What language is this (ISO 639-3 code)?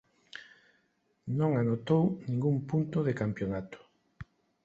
glg